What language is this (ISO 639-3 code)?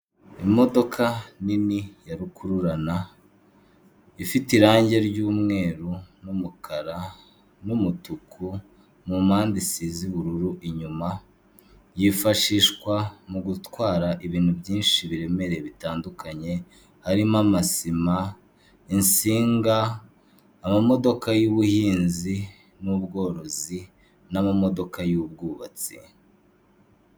kin